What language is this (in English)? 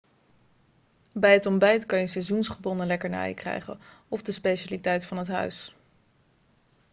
Dutch